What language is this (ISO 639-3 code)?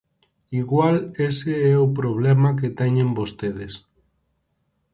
glg